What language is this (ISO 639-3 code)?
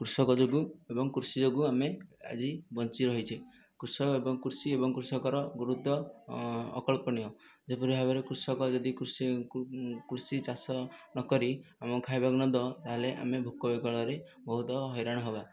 ori